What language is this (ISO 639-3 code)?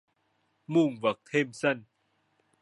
vie